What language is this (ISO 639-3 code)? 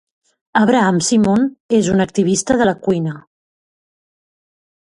cat